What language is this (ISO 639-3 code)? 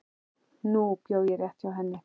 isl